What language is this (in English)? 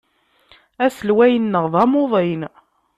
Kabyle